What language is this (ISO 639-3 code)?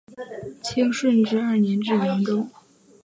zho